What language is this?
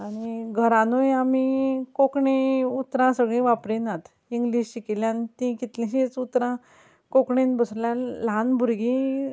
Konkani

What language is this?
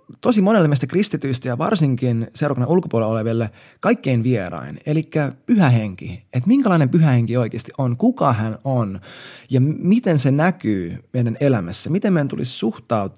Finnish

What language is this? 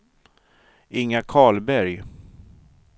Swedish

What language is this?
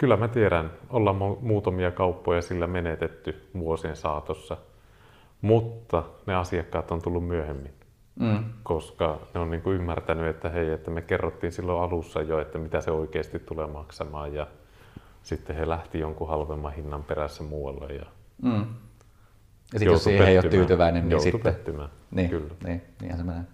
Finnish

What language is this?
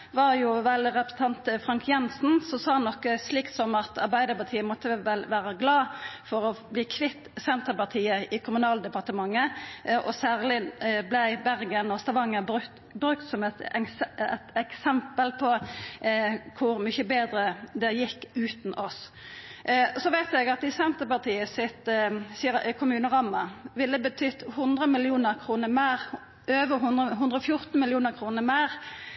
Norwegian Nynorsk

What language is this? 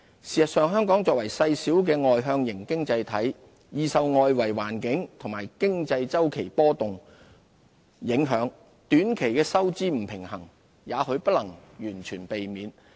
Cantonese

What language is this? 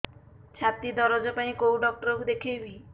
Odia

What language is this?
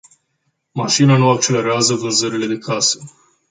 Romanian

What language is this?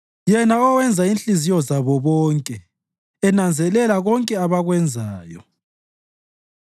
North Ndebele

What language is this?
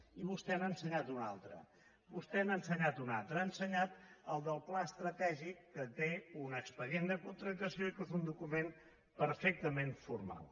Catalan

